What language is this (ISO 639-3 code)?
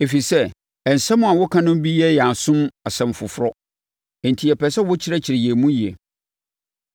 aka